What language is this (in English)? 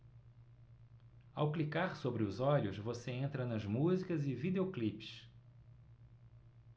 Portuguese